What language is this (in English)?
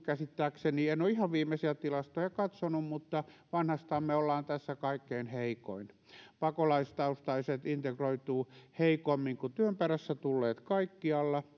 Finnish